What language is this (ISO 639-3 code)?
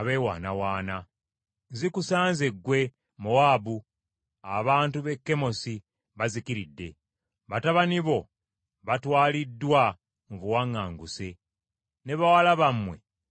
lug